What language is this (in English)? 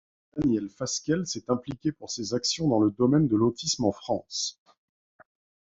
French